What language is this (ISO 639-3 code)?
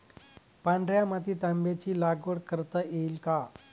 mar